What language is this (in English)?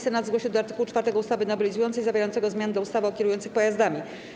Polish